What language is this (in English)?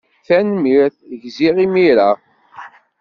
Kabyle